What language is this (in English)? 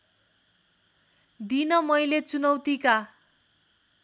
Nepali